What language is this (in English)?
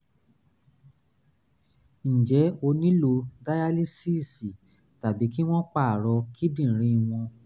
Yoruba